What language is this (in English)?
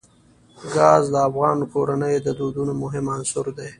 Pashto